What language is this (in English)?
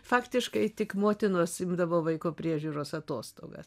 Lithuanian